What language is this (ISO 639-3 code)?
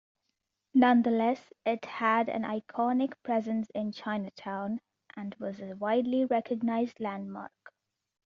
eng